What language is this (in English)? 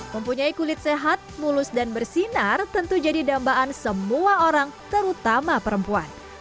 Indonesian